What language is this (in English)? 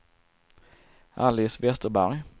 Swedish